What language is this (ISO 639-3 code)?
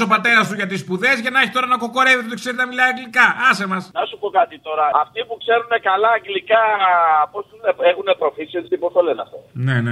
ell